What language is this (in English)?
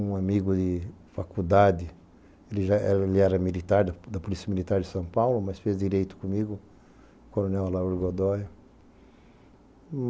Portuguese